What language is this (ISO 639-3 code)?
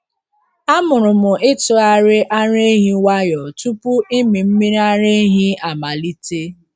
ibo